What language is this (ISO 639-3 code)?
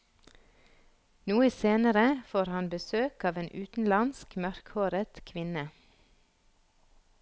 nor